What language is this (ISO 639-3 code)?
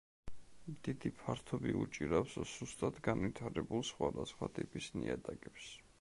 kat